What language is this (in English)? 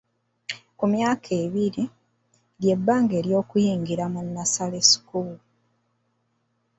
Ganda